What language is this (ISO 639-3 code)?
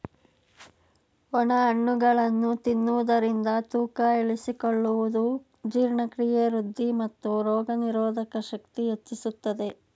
kan